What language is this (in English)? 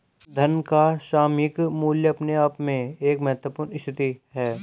Hindi